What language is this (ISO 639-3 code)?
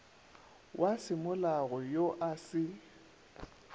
nso